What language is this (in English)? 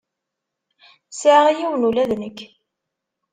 Kabyle